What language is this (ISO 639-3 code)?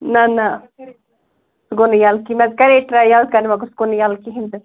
kas